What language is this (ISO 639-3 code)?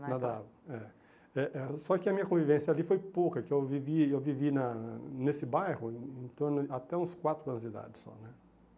por